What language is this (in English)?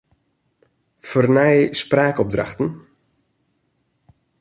Western Frisian